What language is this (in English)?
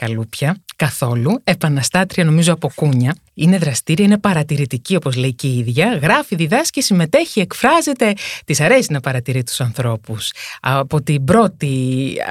Greek